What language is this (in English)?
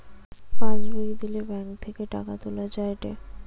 Bangla